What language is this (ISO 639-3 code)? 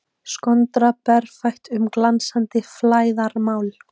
isl